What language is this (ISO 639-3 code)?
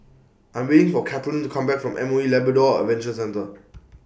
eng